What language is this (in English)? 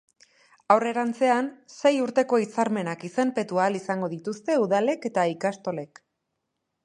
Basque